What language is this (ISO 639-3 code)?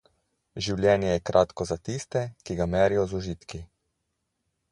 slv